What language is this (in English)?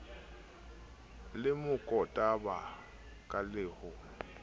Southern Sotho